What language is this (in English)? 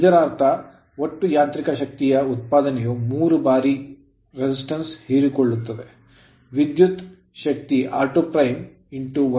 Kannada